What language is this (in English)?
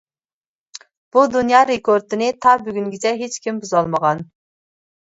Uyghur